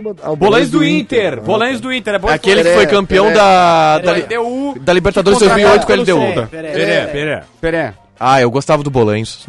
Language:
Portuguese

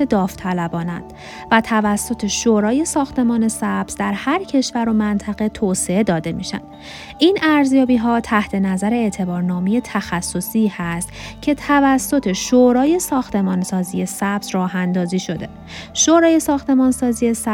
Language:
Persian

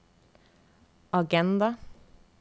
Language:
Norwegian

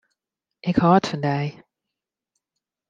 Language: Western Frisian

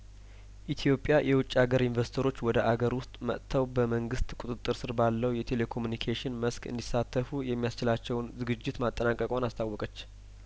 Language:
Amharic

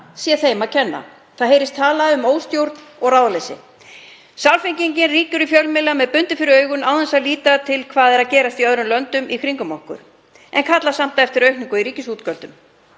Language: Icelandic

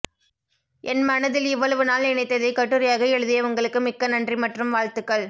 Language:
Tamil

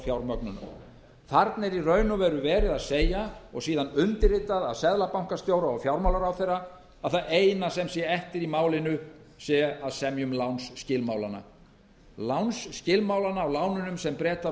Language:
Icelandic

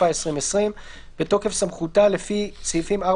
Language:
Hebrew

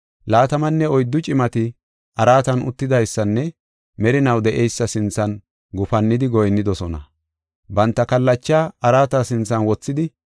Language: Gofa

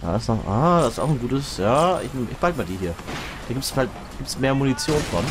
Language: German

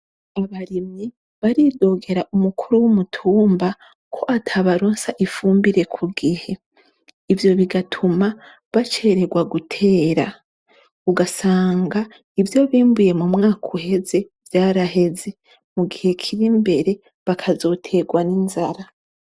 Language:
Rundi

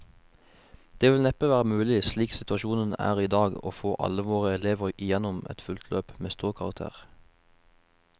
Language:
Norwegian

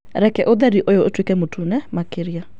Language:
Kikuyu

